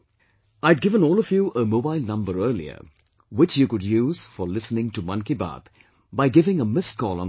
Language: English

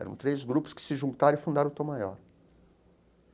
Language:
Portuguese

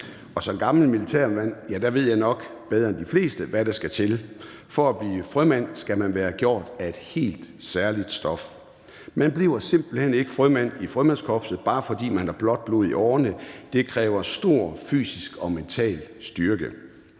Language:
Danish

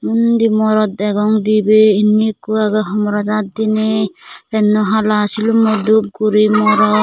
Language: Chakma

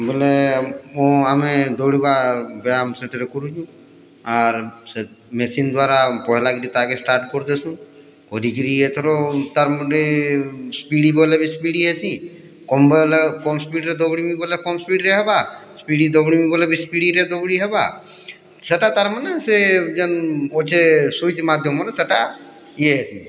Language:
Odia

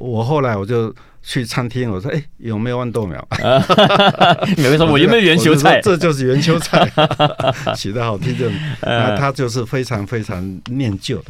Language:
Chinese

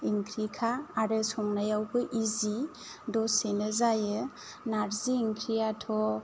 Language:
Bodo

